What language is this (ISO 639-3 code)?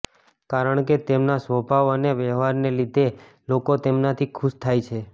guj